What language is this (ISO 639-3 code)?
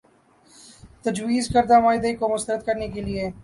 urd